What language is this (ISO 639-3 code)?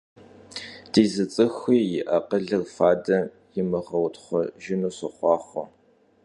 kbd